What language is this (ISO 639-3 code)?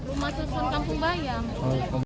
ind